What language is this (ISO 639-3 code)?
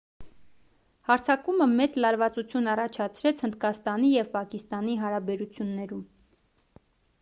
hye